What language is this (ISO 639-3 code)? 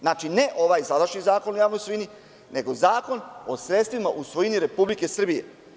srp